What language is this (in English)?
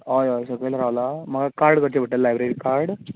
Konkani